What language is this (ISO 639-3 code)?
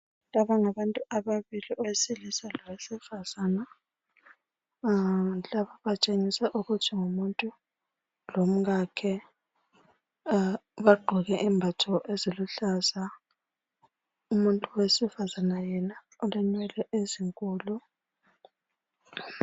nde